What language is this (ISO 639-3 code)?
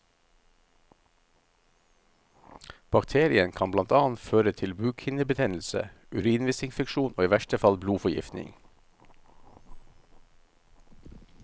nor